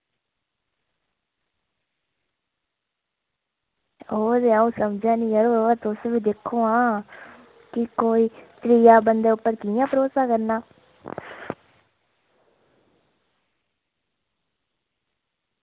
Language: Dogri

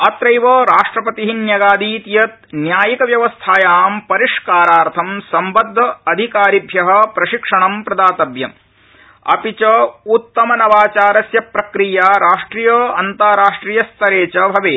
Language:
Sanskrit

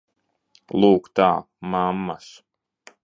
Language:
Latvian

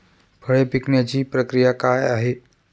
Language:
Marathi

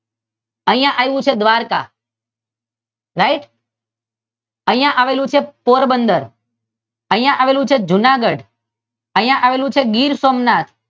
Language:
Gujarati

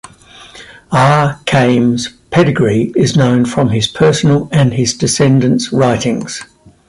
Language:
English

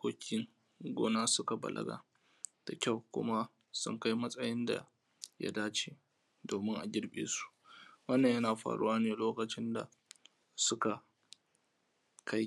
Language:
Hausa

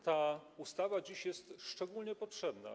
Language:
Polish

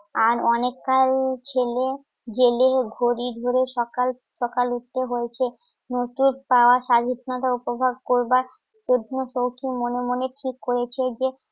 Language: Bangla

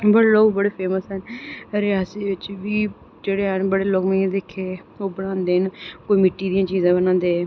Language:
Dogri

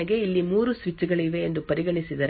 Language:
Kannada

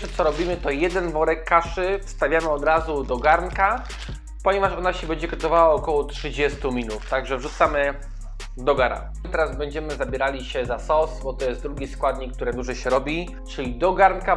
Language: Polish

